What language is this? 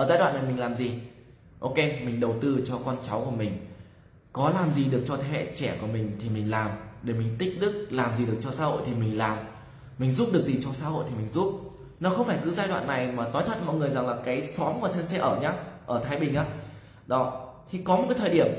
Vietnamese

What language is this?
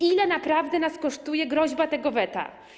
Polish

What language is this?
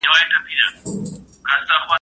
Pashto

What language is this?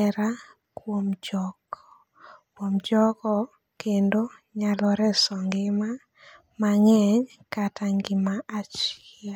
Luo (Kenya and Tanzania)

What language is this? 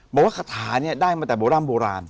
Thai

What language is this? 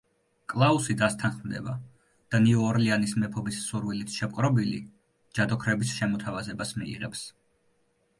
Georgian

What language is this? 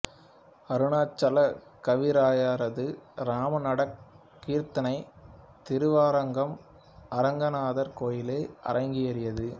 Tamil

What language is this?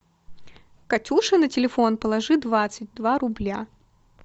Russian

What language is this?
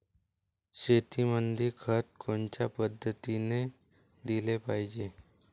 Marathi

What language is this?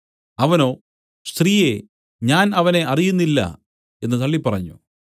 Malayalam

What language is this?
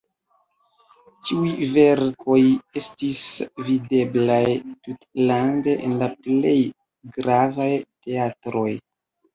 Esperanto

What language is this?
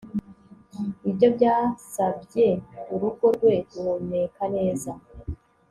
Kinyarwanda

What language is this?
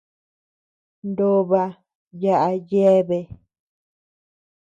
Tepeuxila Cuicatec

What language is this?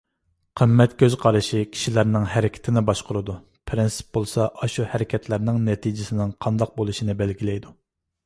Uyghur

